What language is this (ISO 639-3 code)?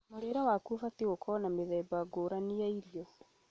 kik